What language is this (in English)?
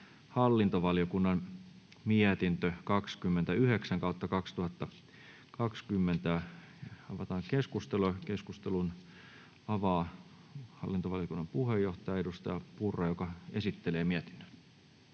Finnish